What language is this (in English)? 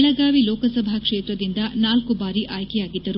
Kannada